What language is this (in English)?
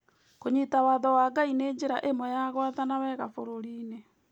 Kikuyu